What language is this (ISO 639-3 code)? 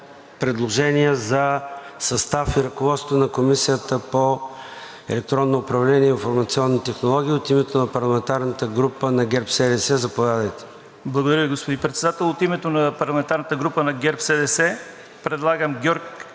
bul